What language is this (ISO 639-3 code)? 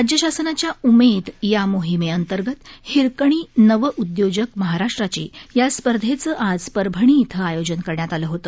mar